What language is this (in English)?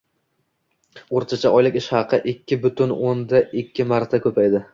Uzbek